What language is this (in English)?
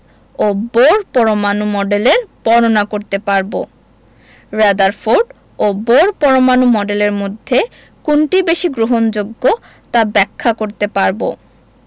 Bangla